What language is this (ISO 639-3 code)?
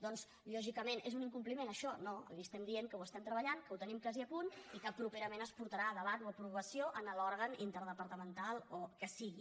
cat